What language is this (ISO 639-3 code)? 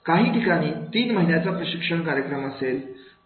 mar